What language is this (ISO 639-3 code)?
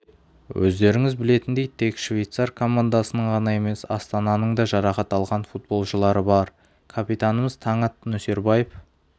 kaz